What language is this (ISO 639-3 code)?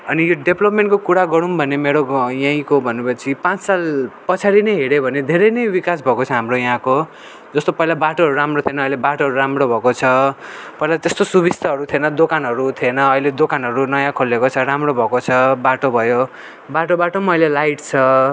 nep